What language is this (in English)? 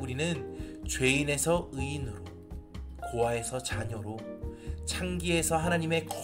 Korean